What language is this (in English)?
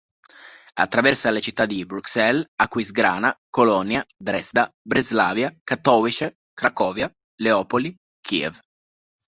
Italian